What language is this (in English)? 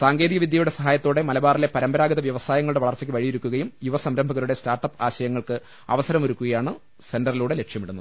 Malayalam